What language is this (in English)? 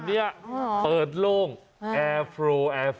Thai